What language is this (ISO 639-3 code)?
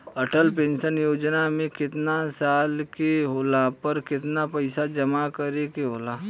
bho